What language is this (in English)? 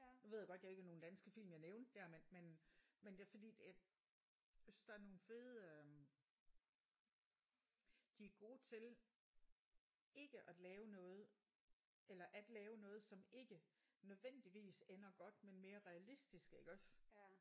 Danish